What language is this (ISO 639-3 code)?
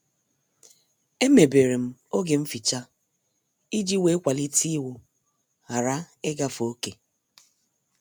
ibo